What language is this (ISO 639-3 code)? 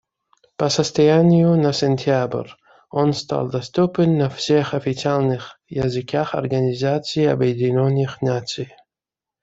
rus